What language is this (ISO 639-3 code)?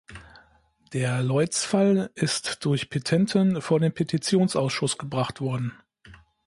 deu